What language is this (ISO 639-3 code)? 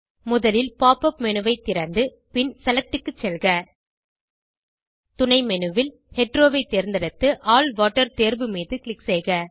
tam